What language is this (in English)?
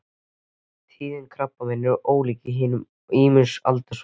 Icelandic